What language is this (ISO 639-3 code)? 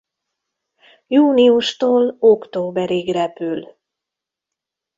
hun